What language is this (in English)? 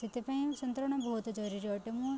Odia